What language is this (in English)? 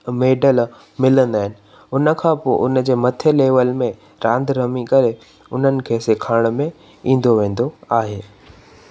Sindhi